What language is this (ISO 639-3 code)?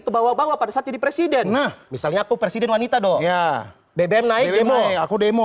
ind